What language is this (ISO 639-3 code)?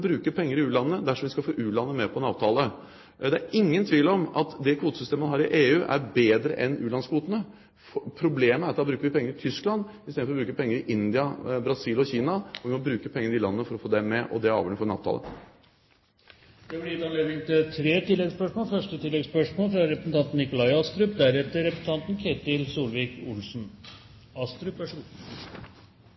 nor